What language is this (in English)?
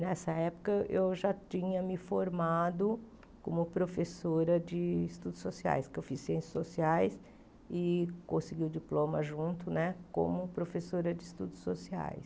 Portuguese